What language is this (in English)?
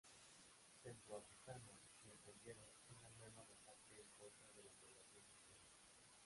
Spanish